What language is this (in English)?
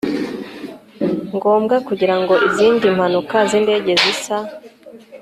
Kinyarwanda